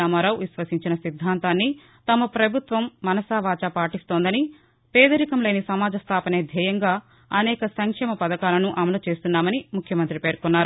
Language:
Telugu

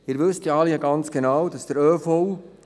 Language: Swiss German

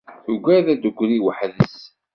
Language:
Kabyle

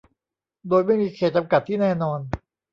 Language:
Thai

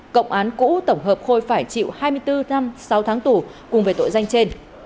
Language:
Vietnamese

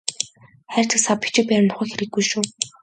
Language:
Mongolian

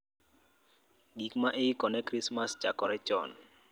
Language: Luo (Kenya and Tanzania)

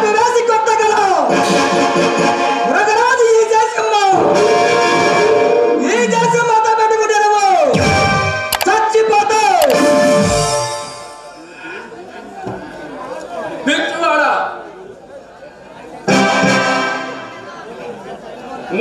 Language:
Arabic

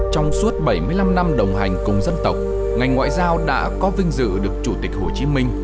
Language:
Vietnamese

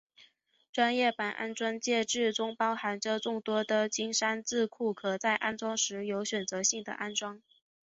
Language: Chinese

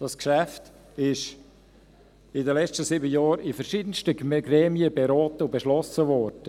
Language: Swiss German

